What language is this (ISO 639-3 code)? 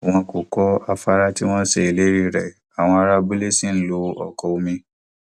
yor